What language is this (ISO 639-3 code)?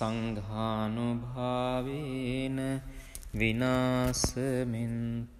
hin